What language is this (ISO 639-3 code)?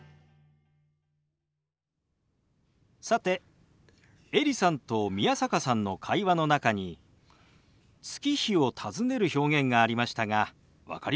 jpn